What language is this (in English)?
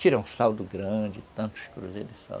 Portuguese